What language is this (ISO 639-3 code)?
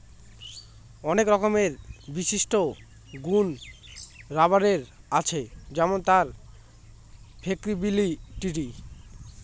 ben